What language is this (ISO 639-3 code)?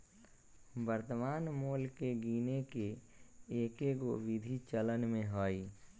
mag